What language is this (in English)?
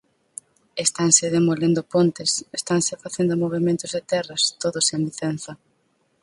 Galician